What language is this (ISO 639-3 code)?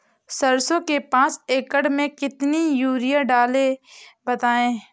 hin